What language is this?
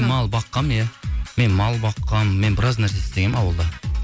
Kazakh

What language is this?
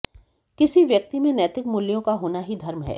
Hindi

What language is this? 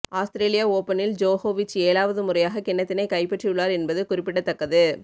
Tamil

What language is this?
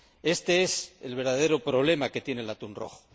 Spanish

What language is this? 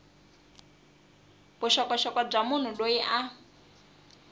Tsonga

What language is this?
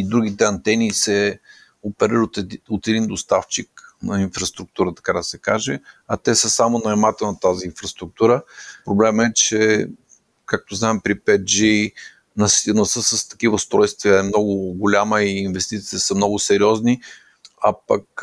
Bulgarian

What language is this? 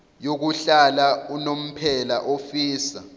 Zulu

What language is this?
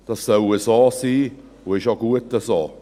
Swiss German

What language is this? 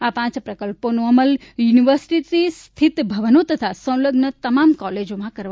Gujarati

